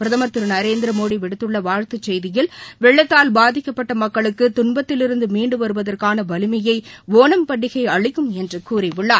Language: Tamil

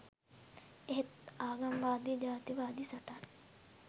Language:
Sinhala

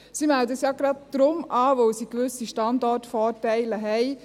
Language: Swiss German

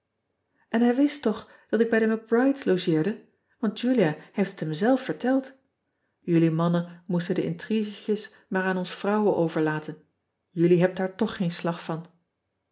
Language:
Dutch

